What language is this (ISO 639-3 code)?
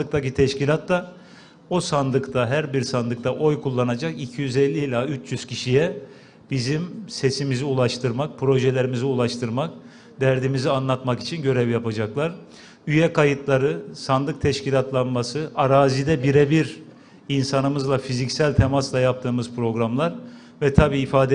tur